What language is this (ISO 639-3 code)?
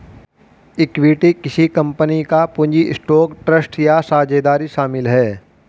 hin